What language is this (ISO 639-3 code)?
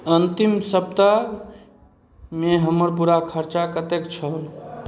mai